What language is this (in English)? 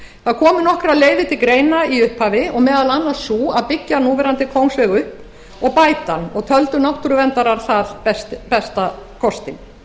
Icelandic